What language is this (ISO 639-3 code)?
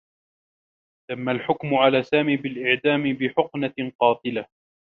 ara